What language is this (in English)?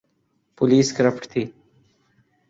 Urdu